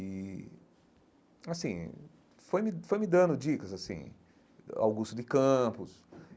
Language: Portuguese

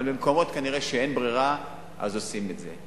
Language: Hebrew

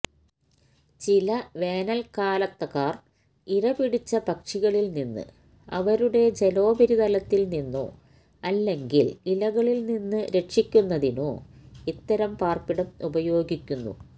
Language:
Malayalam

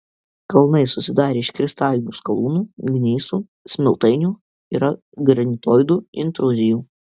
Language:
Lithuanian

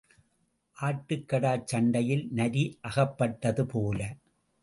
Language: Tamil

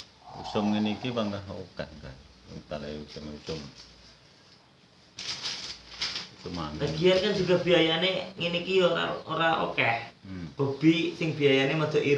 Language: Indonesian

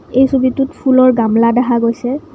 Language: Assamese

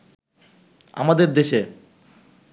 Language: Bangla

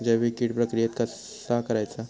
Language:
Marathi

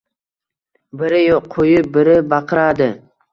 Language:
Uzbek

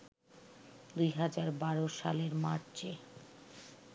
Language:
Bangla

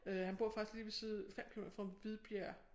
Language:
Danish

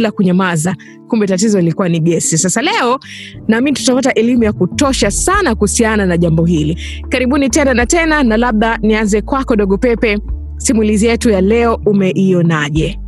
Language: Swahili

